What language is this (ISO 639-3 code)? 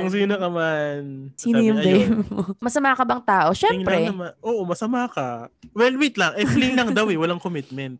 fil